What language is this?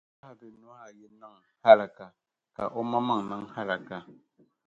Dagbani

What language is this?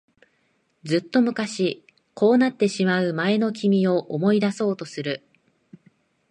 Japanese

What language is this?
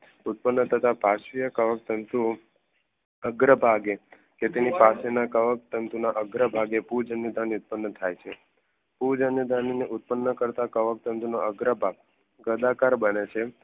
Gujarati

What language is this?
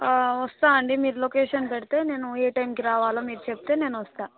Telugu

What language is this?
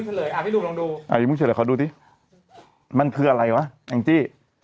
Thai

